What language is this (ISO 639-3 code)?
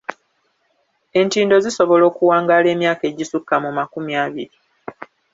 lug